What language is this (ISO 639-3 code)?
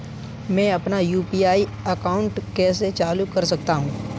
hin